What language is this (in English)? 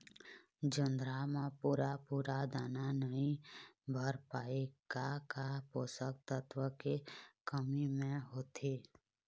Chhattisgarhi